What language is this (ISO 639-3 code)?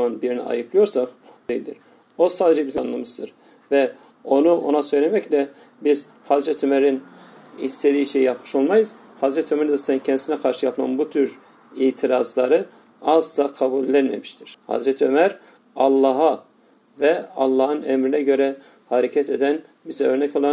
tur